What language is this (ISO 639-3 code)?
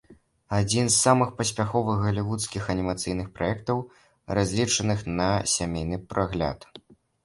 bel